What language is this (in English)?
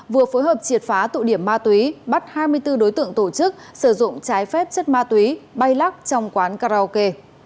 Vietnamese